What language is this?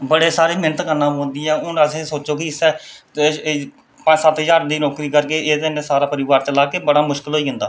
Dogri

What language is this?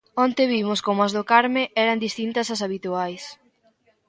Galician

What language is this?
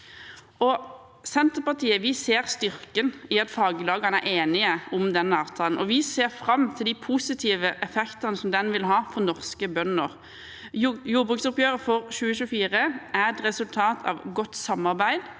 Norwegian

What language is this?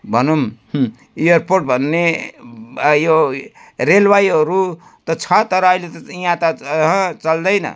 Nepali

